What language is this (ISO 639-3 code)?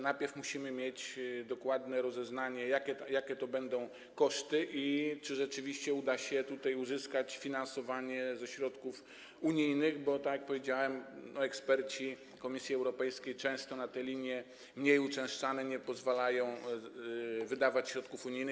pol